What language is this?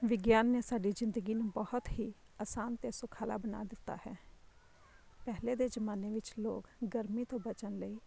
Punjabi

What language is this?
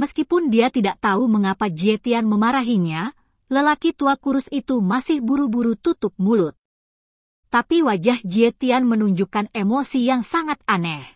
Indonesian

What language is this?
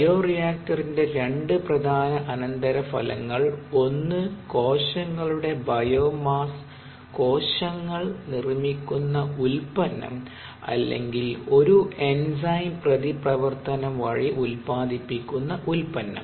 Malayalam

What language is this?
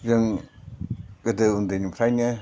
Bodo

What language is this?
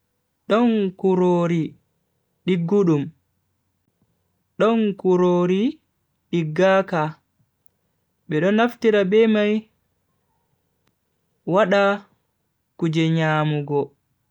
Bagirmi Fulfulde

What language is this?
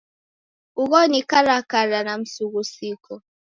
Taita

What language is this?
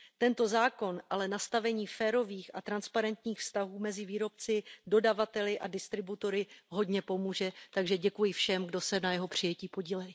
Czech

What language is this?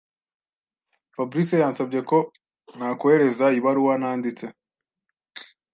Kinyarwanda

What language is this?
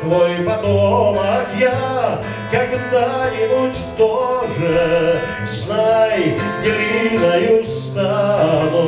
Russian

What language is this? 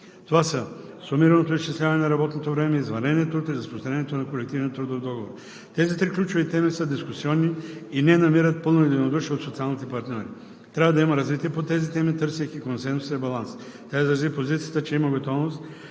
Bulgarian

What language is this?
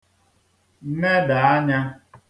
Igbo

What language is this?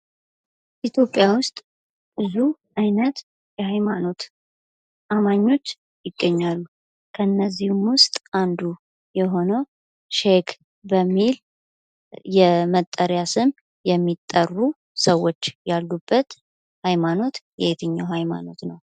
Amharic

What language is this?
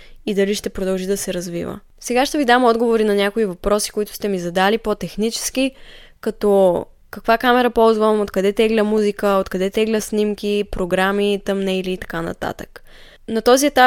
Bulgarian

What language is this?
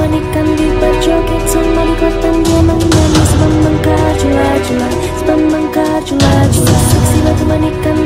Indonesian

